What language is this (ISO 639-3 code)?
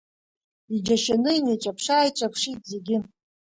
abk